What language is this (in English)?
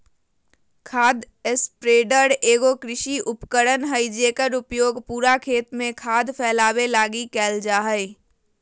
Magahi